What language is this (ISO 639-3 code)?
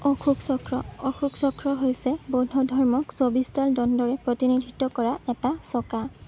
asm